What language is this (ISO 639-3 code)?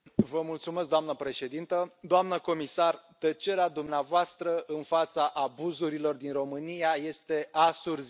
ron